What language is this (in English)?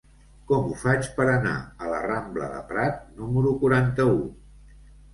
Catalan